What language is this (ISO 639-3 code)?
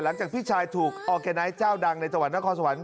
tha